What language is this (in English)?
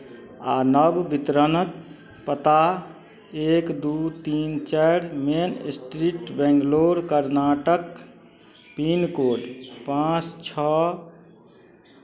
Maithili